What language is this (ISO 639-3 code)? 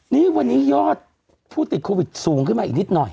tha